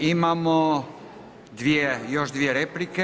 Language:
Croatian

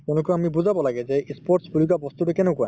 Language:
Assamese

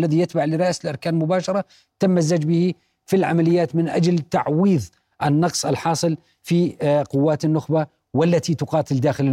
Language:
Arabic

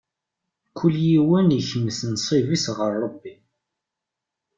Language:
Kabyle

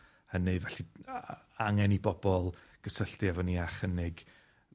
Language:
Welsh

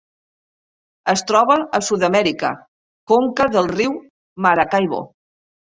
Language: Catalan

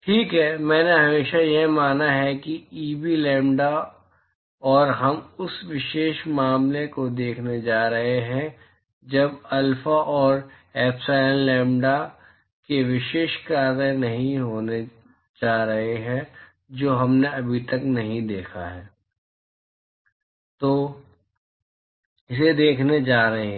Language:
Hindi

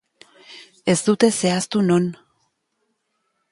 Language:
Basque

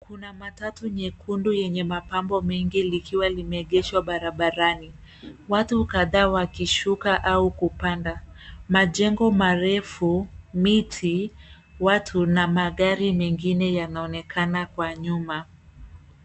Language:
Swahili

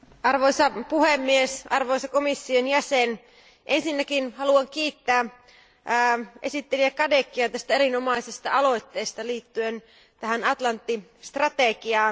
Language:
Finnish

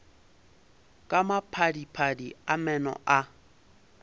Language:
Northern Sotho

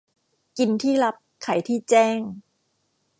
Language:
Thai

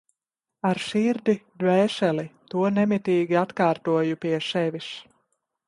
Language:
Latvian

